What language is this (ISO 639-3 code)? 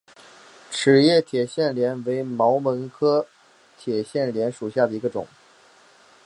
zho